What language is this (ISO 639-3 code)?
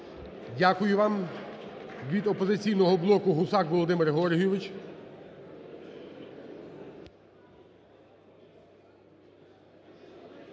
ukr